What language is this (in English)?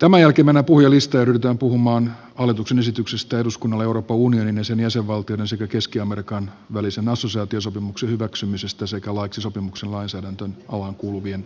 Finnish